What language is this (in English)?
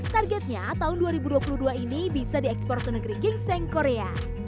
Indonesian